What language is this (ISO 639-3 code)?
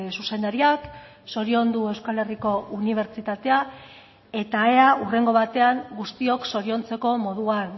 eus